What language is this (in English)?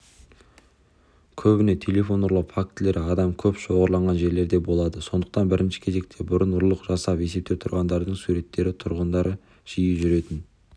Kazakh